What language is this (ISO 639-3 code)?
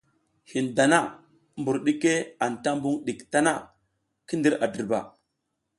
giz